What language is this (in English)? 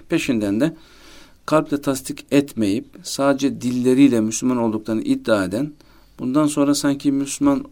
Turkish